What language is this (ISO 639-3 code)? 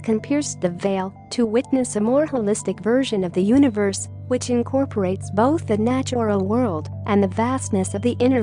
eng